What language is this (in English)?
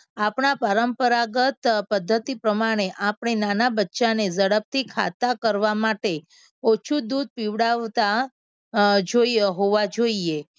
Gujarati